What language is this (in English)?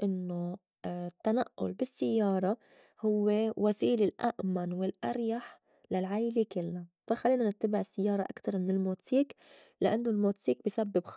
North Levantine Arabic